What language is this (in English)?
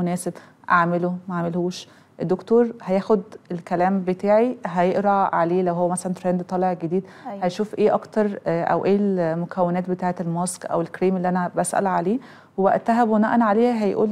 Arabic